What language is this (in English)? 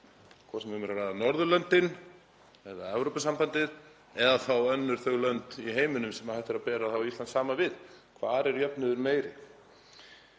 Icelandic